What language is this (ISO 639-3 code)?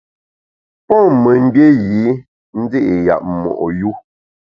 bax